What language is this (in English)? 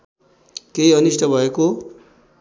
Nepali